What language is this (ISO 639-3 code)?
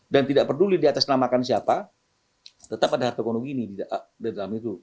ind